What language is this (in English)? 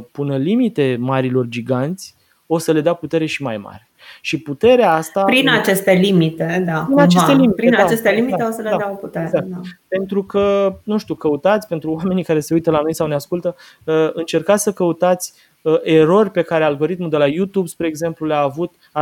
Romanian